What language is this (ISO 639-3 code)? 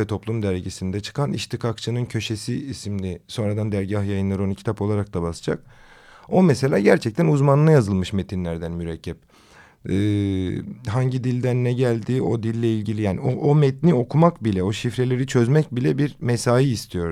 tur